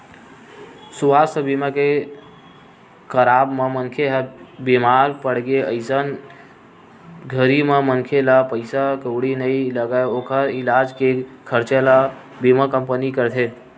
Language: Chhattisgarhi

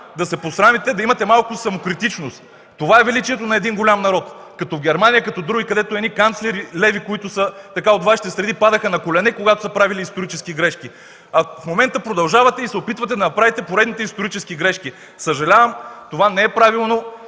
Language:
Bulgarian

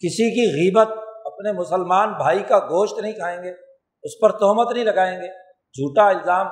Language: Urdu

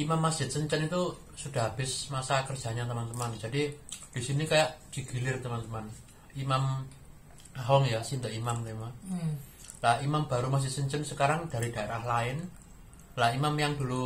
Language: Indonesian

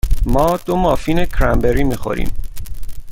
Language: Persian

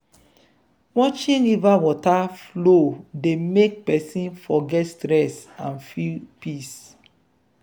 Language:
Nigerian Pidgin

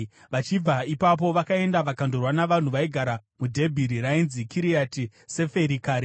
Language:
Shona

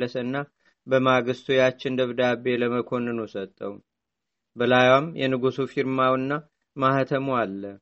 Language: Amharic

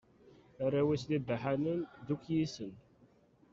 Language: Kabyle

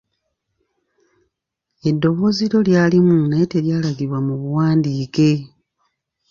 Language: Ganda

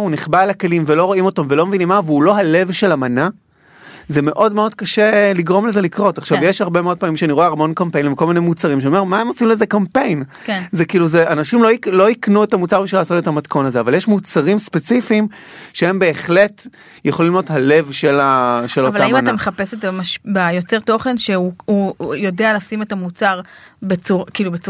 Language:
Hebrew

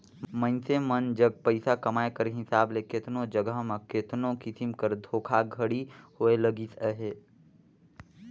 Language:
Chhattisgarhi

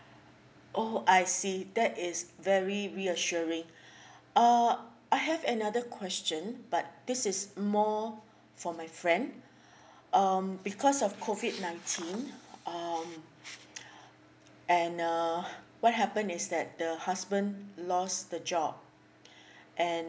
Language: English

